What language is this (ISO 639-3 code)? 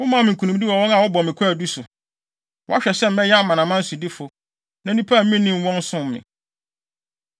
aka